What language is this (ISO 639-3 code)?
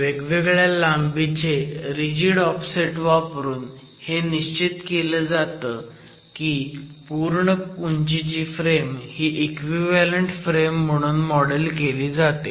mar